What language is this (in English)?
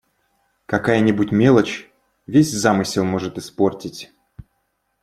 Russian